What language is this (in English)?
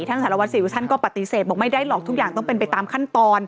Thai